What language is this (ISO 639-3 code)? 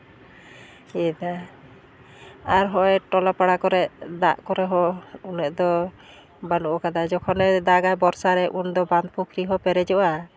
sat